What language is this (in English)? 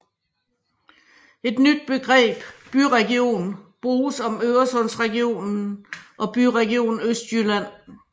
Danish